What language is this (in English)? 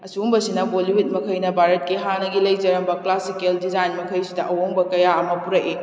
Manipuri